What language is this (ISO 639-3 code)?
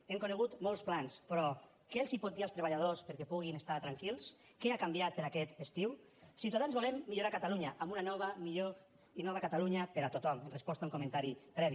cat